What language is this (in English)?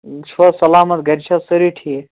Kashmiri